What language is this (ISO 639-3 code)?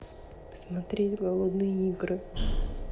rus